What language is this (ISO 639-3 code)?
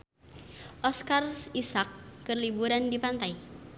sun